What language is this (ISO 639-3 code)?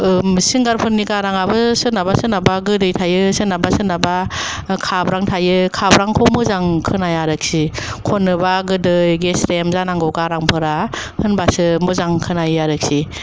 brx